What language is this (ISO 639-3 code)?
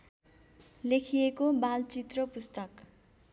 nep